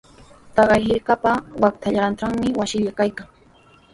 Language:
Sihuas Ancash Quechua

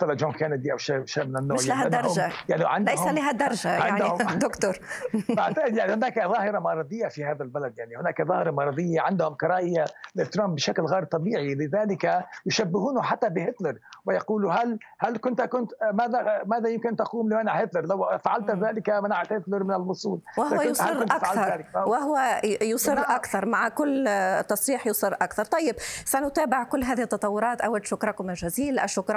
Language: Arabic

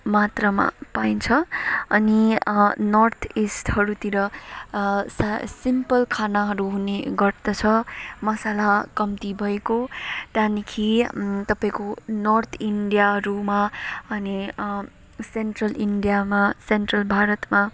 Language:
Nepali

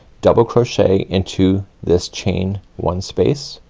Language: English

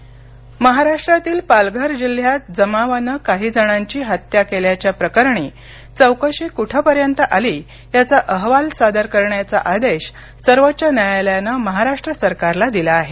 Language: Marathi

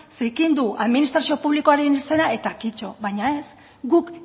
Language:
Basque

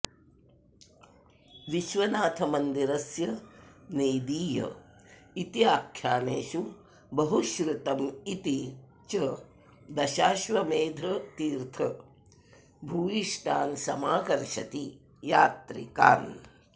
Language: Sanskrit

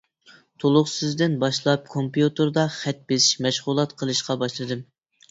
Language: Uyghur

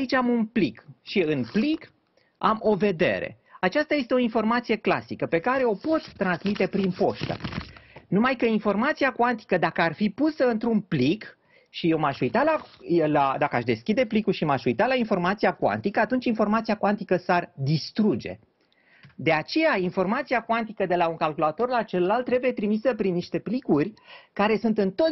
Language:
Romanian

